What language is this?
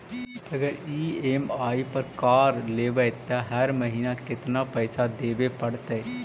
Magahi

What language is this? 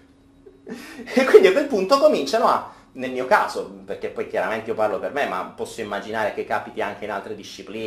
Italian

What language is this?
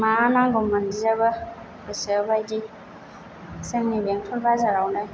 Bodo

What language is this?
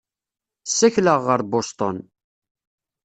Kabyle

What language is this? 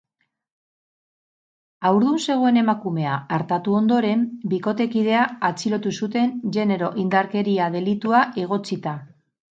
Basque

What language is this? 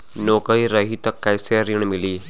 Bhojpuri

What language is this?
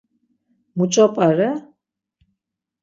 Laz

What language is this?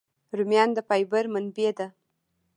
Pashto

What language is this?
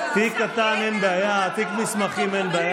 Hebrew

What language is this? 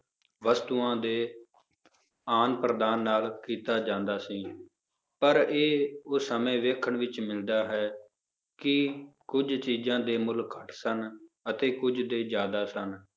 Punjabi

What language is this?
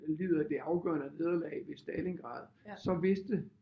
Danish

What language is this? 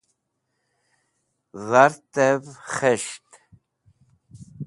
Wakhi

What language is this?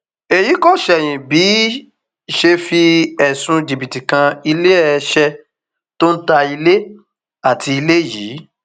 Yoruba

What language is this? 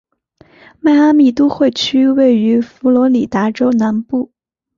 Chinese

